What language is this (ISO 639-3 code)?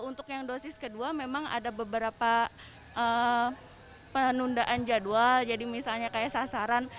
ind